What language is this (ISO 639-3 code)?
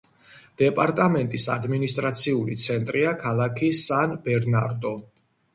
kat